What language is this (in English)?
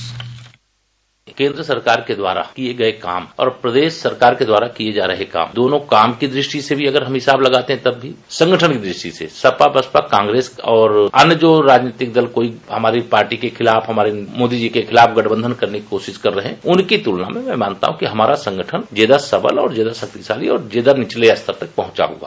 Hindi